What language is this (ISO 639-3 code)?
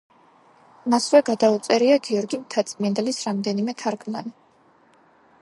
kat